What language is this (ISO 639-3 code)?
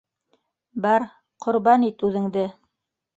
bak